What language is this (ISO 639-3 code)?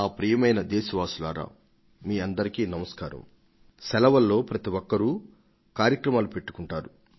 tel